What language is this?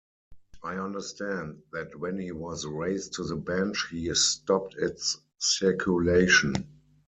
English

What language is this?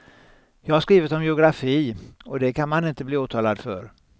Swedish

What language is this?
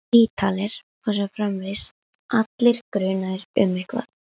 Icelandic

